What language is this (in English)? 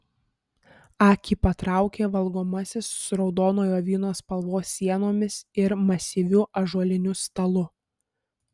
Lithuanian